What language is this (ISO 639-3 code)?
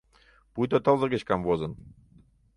chm